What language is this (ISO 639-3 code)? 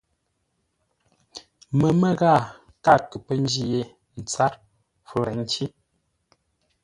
nla